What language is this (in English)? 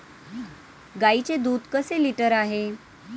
Marathi